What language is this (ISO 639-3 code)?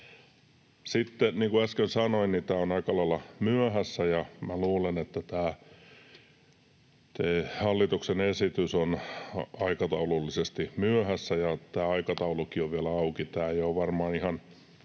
fin